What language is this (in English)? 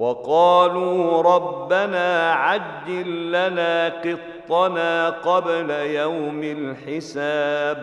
Arabic